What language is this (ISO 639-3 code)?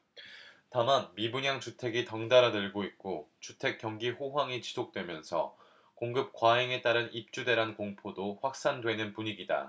kor